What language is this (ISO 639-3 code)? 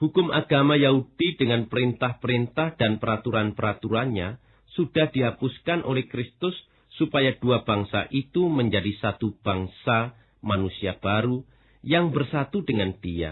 ind